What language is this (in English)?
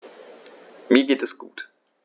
German